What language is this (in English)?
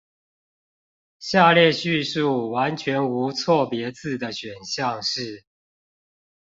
Chinese